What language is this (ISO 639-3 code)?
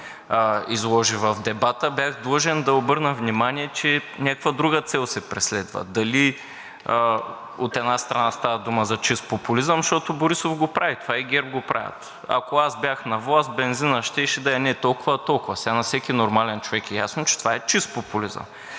bul